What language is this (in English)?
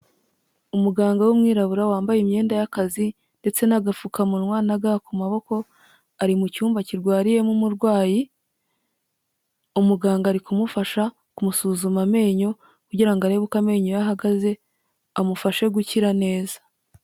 Kinyarwanda